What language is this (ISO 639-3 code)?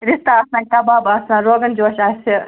kas